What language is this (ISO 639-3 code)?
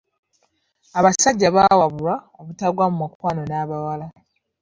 lug